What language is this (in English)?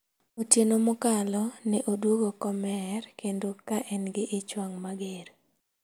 Luo (Kenya and Tanzania)